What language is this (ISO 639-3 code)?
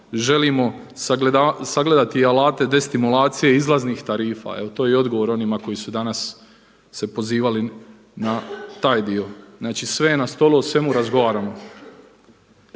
hrv